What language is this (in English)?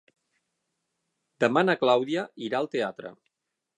Catalan